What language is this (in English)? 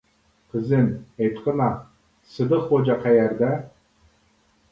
Uyghur